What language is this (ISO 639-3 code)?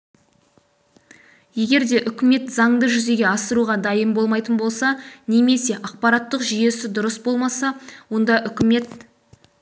kaz